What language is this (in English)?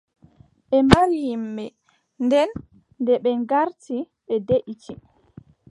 Adamawa Fulfulde